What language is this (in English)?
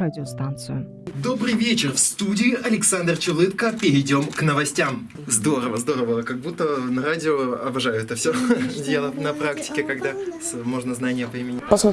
Russian